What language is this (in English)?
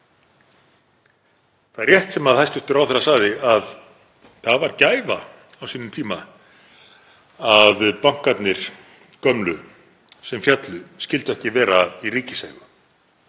Icelandic